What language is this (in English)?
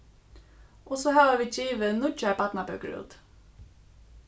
Faroese